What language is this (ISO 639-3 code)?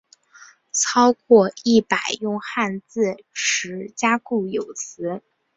zho